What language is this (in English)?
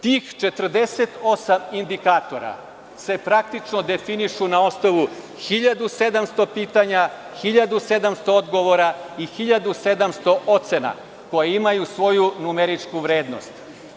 Serbian